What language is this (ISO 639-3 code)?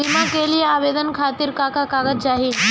bho